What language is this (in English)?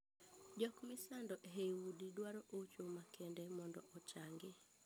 Luo (Kenya and Tanzania)